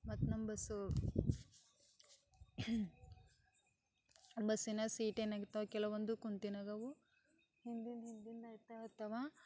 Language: Kannada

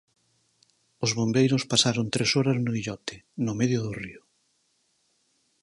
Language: Galician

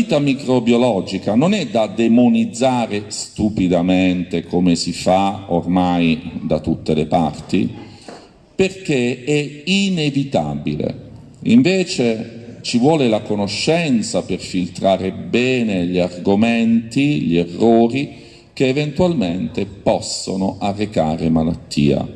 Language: Italian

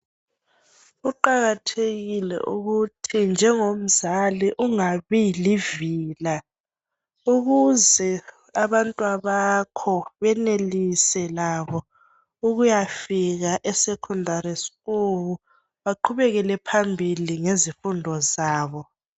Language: North Ndebele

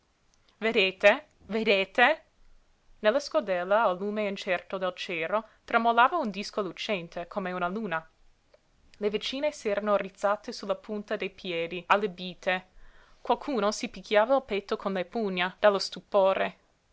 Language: Italian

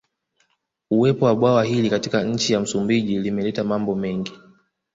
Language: Swahili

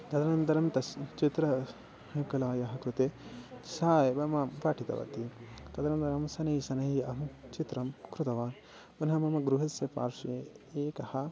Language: Sanskrit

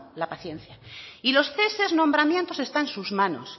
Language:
Spanish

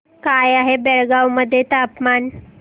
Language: Marathi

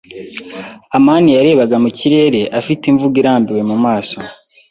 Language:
Kinyarwanda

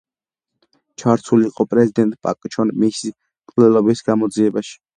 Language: Georgian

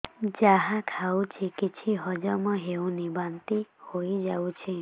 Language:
Odia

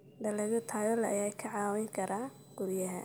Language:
Somali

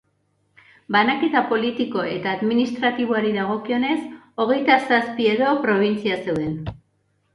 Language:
Basque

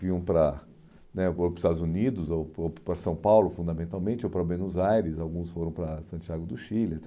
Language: Portuguese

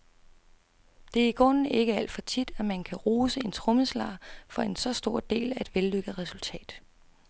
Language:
Danish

